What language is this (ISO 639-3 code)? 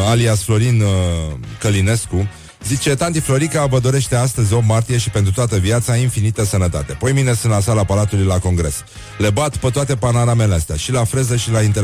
ron